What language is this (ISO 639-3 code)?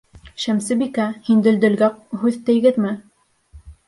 bak